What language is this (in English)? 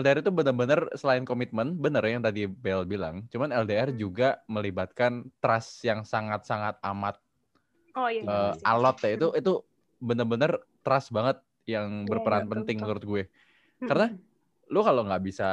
Indonesian